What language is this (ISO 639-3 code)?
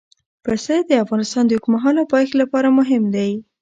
pus